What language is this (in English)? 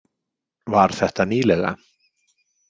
Icelandic